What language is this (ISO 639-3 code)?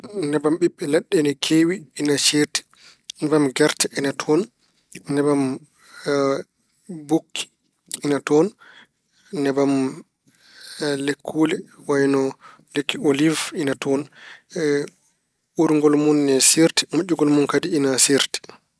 ful